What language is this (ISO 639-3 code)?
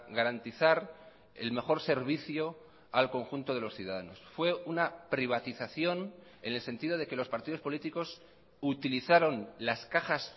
spa